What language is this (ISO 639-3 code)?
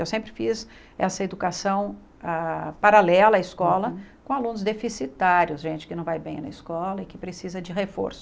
por